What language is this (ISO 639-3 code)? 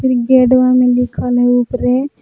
mag